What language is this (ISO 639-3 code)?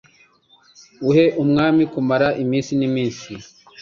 kin